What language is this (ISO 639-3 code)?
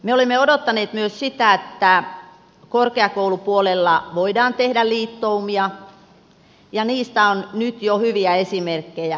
fin